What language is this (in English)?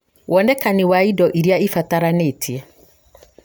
Kikuyu